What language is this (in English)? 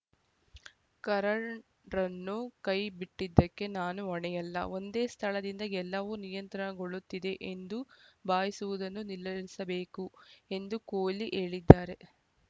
Kannada